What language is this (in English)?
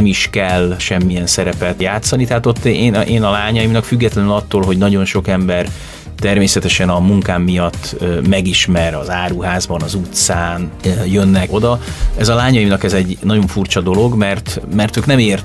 Hungarian